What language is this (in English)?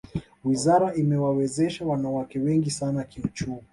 Swahili